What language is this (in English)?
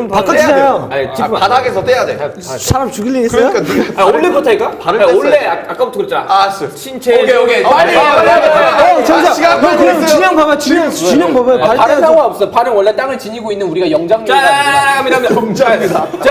Korean